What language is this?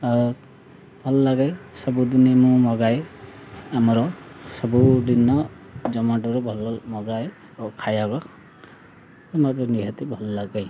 Odia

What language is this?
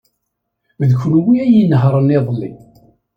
Kabyle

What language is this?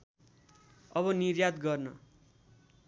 Nepali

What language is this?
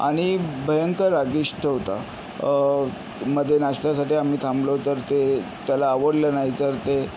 Marathi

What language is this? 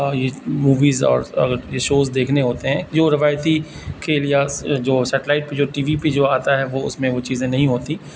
Urdu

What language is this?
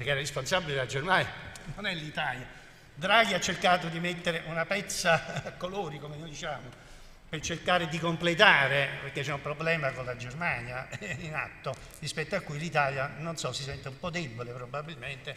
Italian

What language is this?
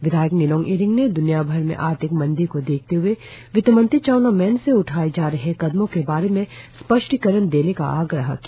Hindi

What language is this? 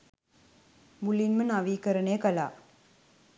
Sinhala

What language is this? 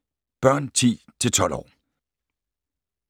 Danish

